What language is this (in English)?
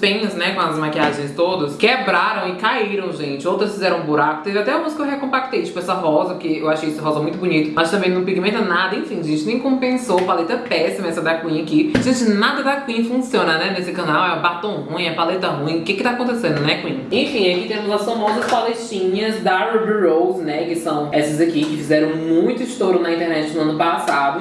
Portuguese